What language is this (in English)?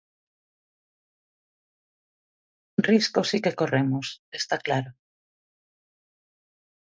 Galician